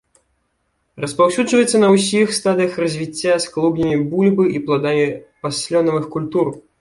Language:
Belarusian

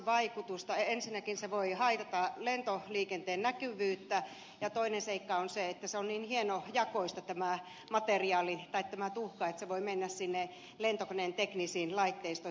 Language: Finnish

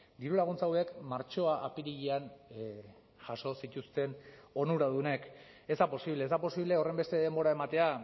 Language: Basque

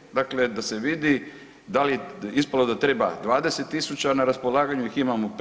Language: Croatian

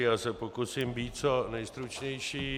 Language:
Czech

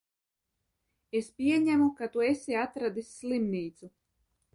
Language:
Latvian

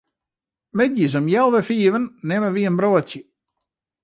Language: Western Frisian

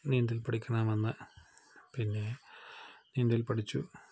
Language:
Malayalam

